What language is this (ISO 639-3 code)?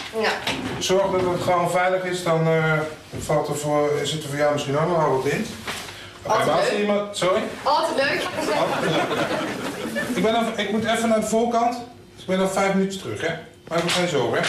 nld